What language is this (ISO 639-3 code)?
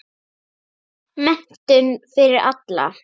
isl